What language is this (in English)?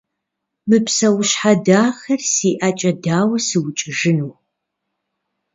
Kabardian